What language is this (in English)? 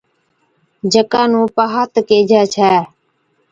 Od